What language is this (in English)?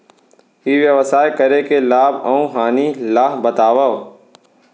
Chhattisgarhi